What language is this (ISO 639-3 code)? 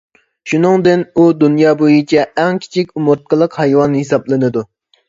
uig